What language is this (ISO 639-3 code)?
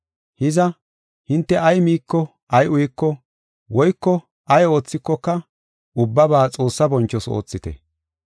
gof